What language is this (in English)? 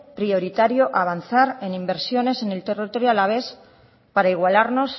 Spanish